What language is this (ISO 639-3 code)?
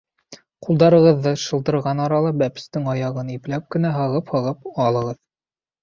bak